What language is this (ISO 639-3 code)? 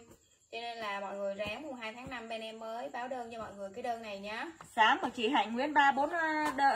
vie